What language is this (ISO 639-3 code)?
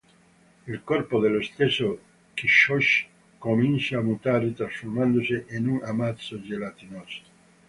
ita